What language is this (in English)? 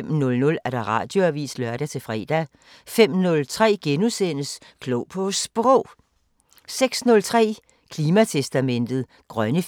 Danish